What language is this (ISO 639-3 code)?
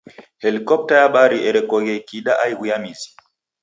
dav